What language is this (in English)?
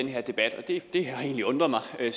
Danish